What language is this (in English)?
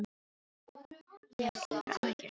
Icelandic